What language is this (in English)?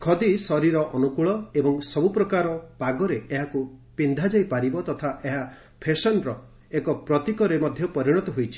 Odia